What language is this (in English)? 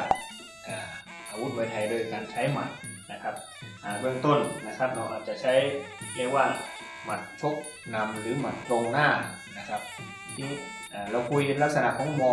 Thai